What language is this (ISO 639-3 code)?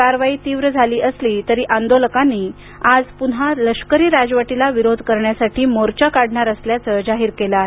mar